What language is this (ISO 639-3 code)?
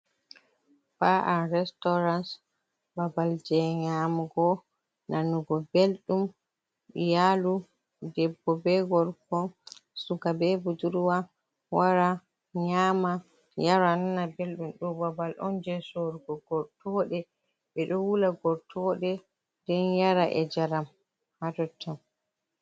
ful